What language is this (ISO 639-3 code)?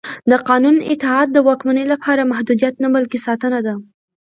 pus